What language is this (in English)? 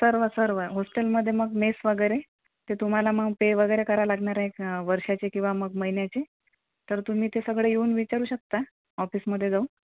Marathi